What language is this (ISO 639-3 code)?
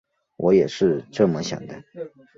zho